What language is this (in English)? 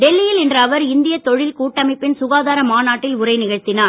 Tamil